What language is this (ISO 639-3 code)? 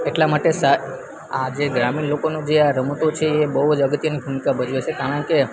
guj